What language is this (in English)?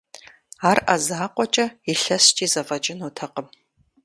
Kabardian